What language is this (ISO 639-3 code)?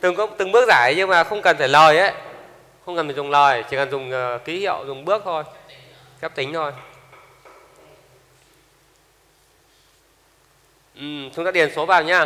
vie